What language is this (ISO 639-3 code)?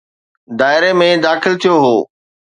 snd